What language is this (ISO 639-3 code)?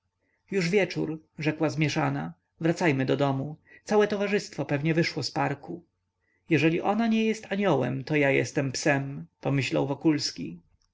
pol